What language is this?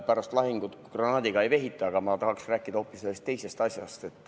Estonian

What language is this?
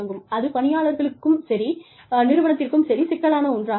Tamil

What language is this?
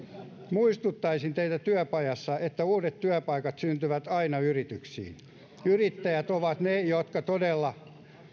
Finnish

